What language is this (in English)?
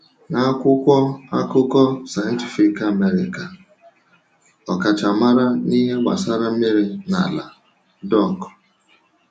Igbo